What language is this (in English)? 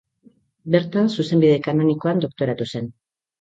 Basque